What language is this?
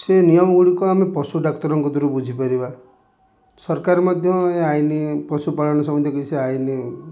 Odia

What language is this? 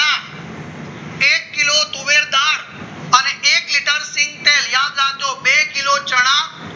Gujarati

